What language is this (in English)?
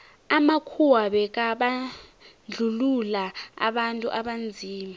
South Ndebele